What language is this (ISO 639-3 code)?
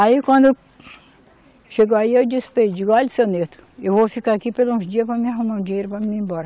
por